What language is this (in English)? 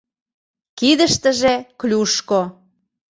Mari